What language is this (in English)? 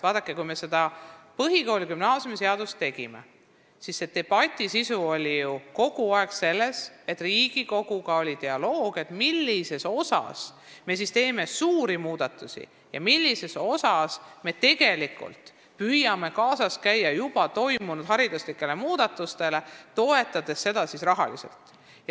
Estonian